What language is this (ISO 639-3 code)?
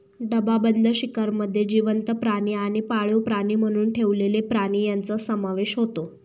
mar